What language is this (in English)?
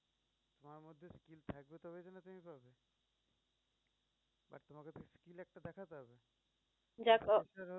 Bangla